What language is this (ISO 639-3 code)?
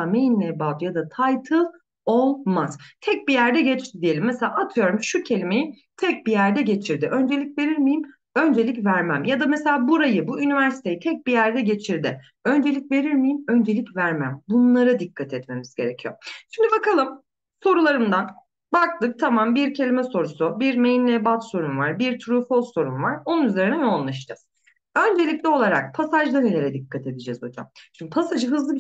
tur